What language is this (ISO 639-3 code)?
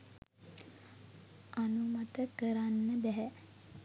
sin